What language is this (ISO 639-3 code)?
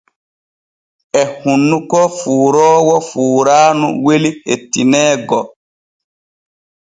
fue